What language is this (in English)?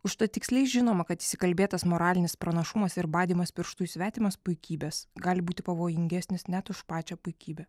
Lithuanian